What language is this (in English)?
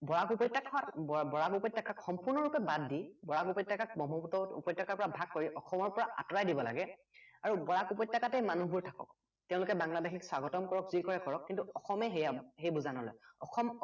Assamese